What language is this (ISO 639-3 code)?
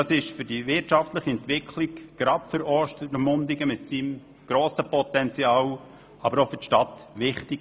gsw